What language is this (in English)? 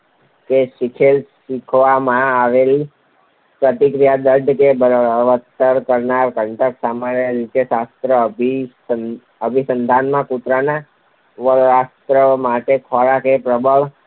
Gujarati